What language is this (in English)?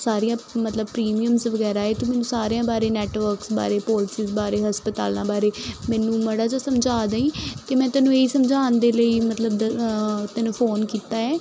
Punjabi